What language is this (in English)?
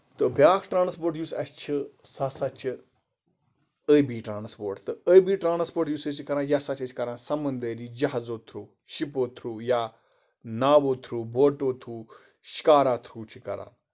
Kashmiri